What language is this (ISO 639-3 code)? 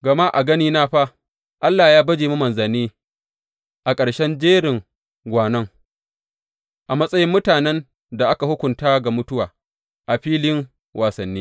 hau